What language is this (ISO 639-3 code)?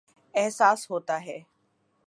urd